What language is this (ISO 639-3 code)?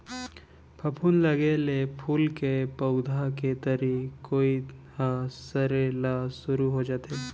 hne